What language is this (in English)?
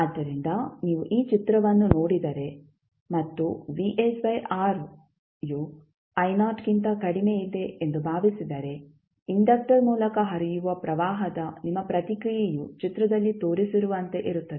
Kannada